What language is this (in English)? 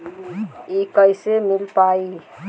Bhojpuri